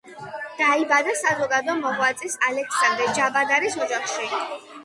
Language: Georgian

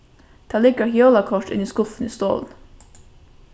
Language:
Faroese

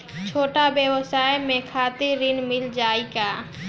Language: Bhojpuri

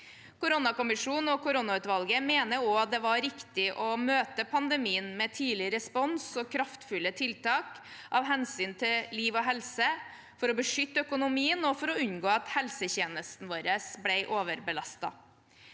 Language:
Norwegian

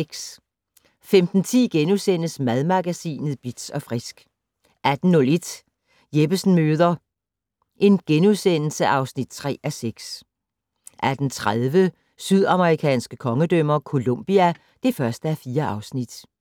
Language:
Danish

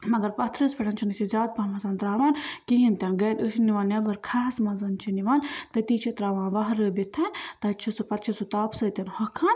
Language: Kashmiri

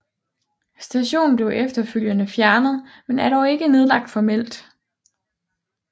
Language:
Danish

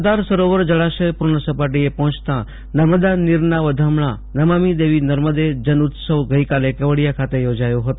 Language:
Gujarati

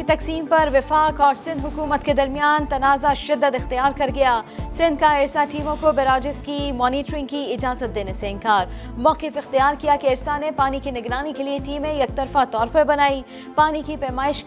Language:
Urdu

